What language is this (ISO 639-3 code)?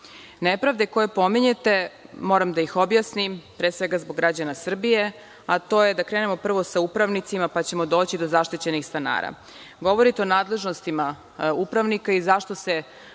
srp